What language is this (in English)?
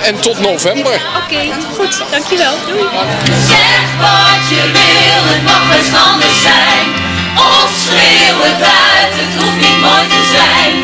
Dutch